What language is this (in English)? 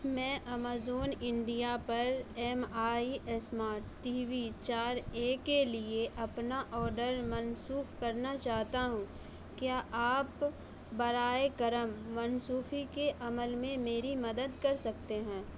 Urdu